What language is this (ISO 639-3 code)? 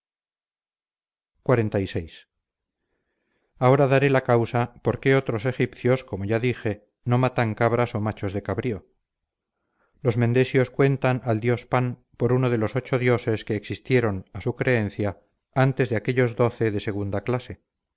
spa